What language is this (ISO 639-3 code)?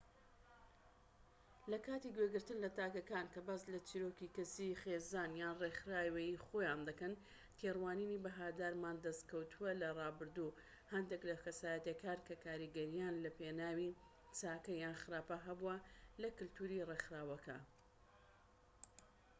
ckb